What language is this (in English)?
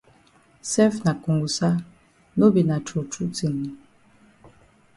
Cameroon Pidgin